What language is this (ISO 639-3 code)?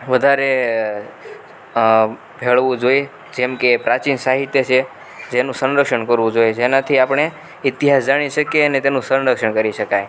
guj